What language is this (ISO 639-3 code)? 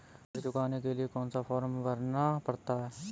hin